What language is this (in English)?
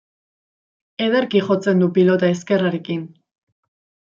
Basque